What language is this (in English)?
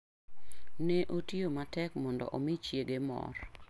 Luo (Kenya and Tanzania)